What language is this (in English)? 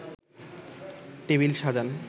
Bangla